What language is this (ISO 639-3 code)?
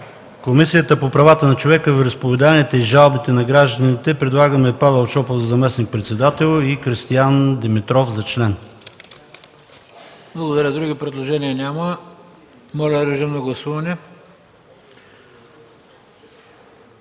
bul